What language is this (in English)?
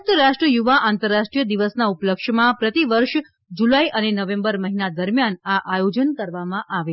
Gujarati